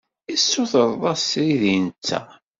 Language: Kabyle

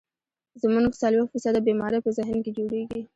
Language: Pashto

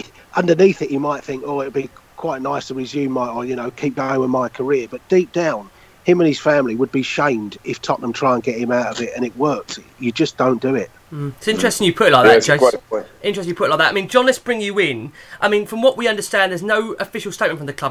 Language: English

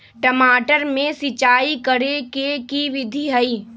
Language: Magahi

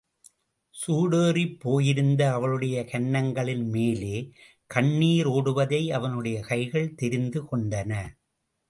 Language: Tamil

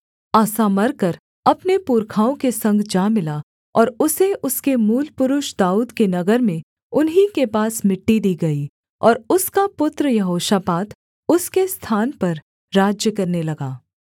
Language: Hindi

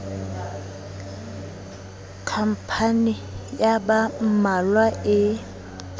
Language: Southern Sotho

